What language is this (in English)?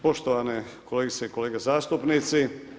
Croatian